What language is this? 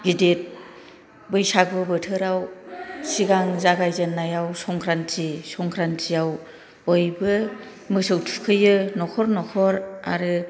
Bodo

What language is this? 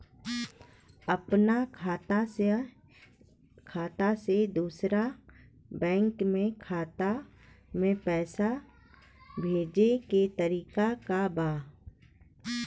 Bhojpuri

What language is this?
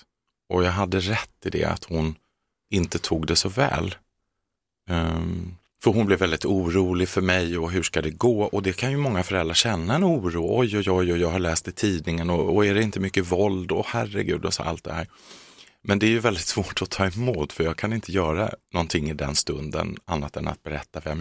Swedish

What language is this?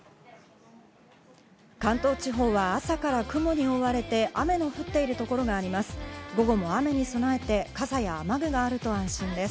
Japanese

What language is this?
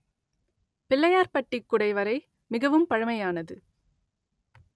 Tamil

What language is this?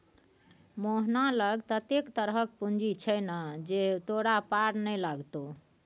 Maithili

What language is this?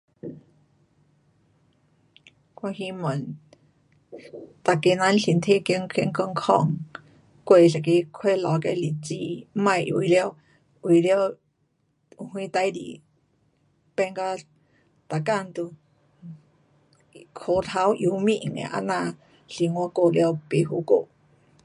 Pu-Xian Chinese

